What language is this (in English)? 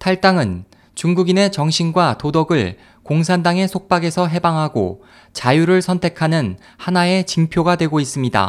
Korean